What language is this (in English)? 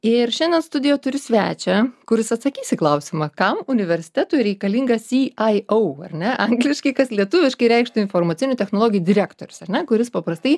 Lithuanian